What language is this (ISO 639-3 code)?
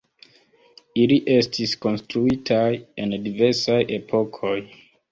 epo